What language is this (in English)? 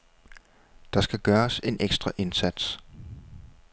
Danish